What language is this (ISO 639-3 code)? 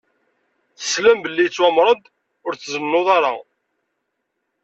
kab